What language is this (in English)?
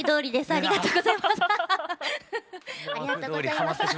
Japanese